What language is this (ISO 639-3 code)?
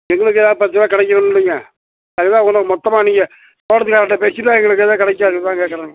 tam